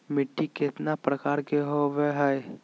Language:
Magahi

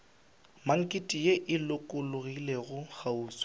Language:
Northern Sotho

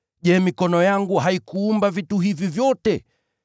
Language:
Swahili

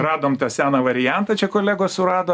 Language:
Lithuanian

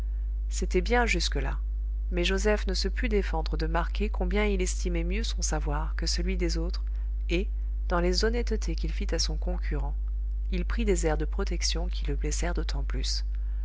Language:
French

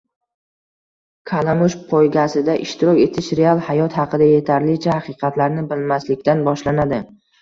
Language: Uzbek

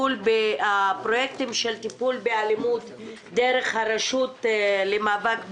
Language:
Hebrew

